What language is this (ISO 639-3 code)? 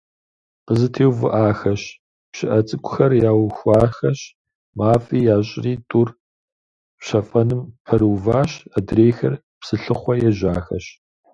kbd